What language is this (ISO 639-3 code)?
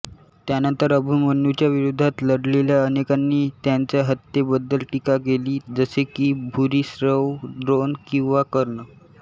mar